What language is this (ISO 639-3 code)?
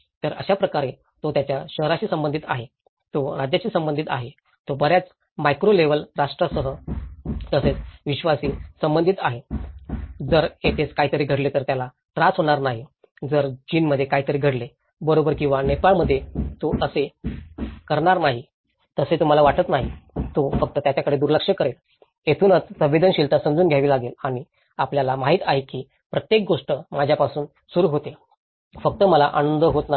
mar